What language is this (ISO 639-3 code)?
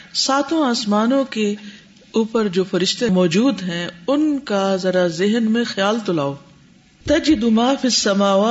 urd